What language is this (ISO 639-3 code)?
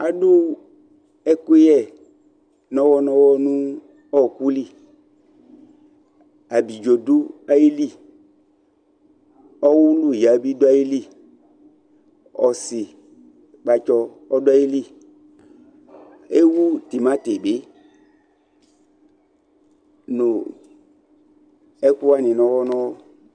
kpo